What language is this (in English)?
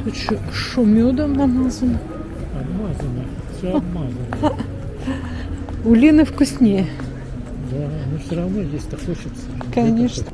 Russian